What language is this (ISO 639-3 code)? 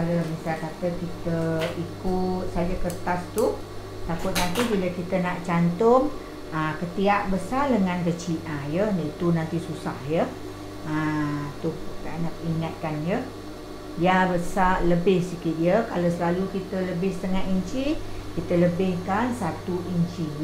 msa